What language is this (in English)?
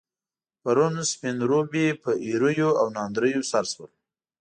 Pashto